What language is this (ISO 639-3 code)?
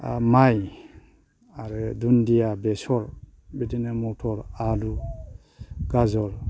brx